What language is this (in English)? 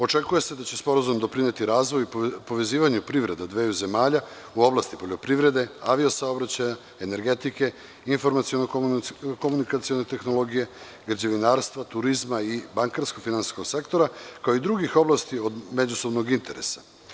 Serbian